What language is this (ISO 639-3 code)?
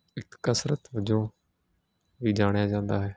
pan